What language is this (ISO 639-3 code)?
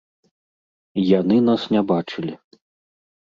bel